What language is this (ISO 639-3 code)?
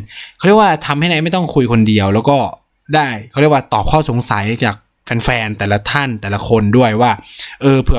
tha